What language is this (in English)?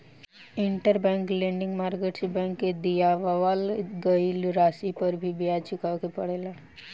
Bhojpuri